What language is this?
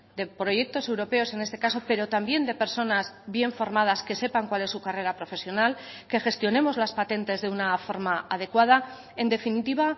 Spanish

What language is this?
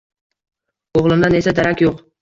Uzbek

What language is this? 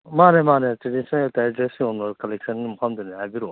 Manipuri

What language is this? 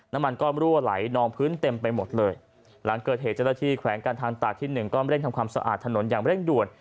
Thai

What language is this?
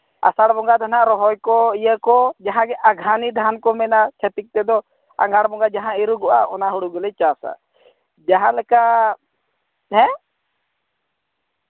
Santali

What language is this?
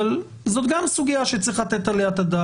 Hebrew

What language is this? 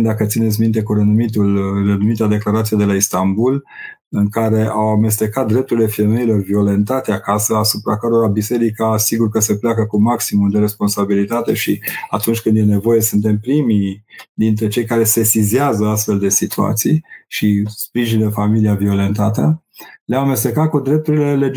Romanian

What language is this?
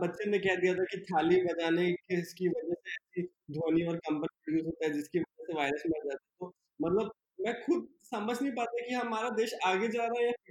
Hindi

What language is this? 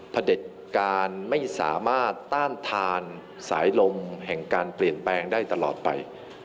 Thai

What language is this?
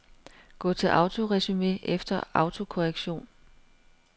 Danish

